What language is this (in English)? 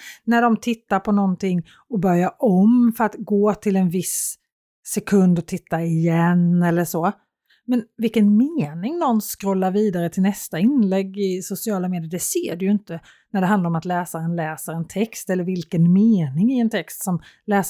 Swedish